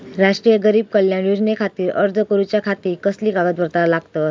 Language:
Marathi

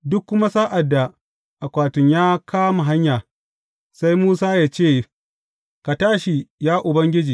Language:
Hausa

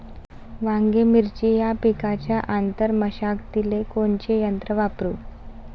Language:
Marathi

